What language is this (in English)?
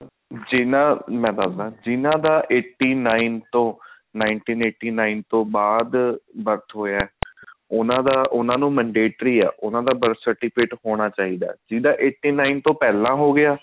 Punjabi